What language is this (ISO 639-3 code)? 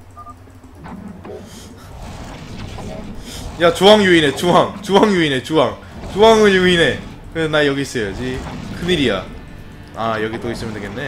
kor